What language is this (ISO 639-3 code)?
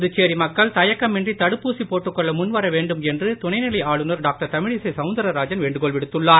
tam